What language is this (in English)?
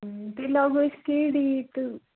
Kashmiri